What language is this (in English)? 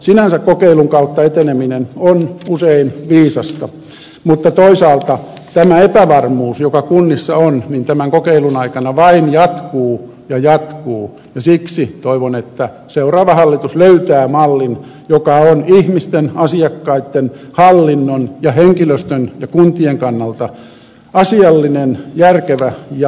Finnish